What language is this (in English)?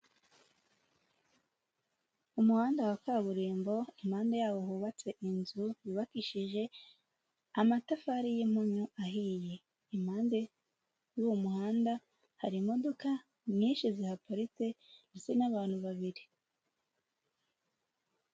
Kinyarwanda